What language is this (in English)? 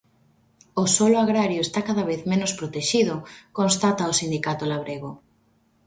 Galician